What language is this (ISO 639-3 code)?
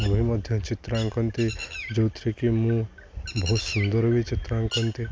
ori